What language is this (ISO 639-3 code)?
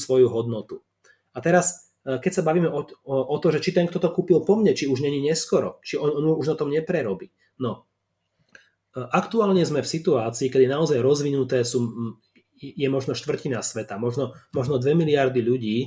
slk